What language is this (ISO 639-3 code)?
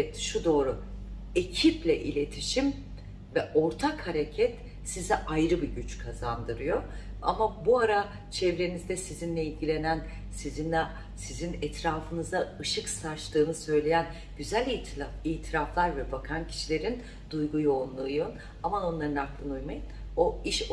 tur